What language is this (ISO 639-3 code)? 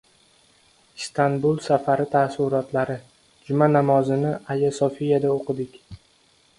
uzb